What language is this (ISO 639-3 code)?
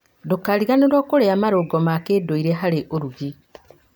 kik